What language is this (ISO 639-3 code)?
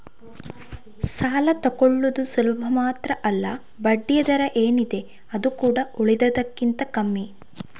kan